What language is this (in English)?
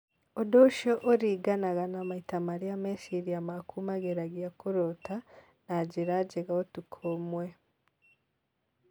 Kikuyu